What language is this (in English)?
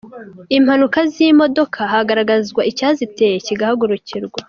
Kinyarwanda